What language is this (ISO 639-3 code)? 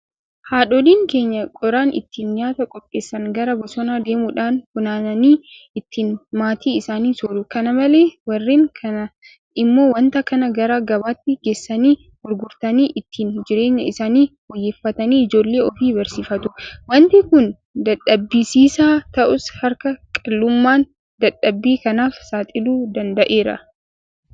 orm